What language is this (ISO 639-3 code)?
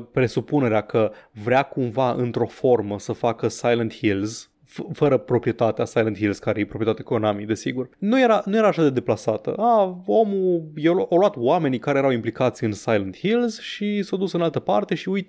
ron